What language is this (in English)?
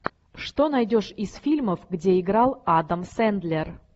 Russian